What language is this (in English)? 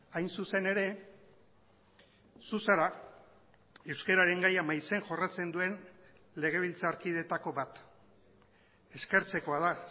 Basque